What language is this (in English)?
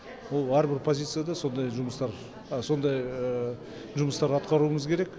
Kazakh